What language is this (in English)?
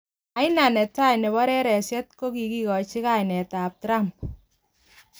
Kalenjin